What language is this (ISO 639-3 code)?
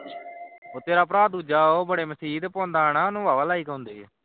pan